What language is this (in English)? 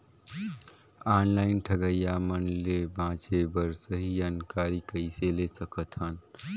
Chhattisgarhi